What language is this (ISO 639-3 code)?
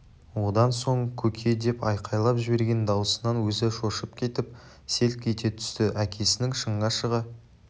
kaz